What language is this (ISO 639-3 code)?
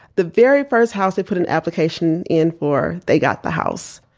eng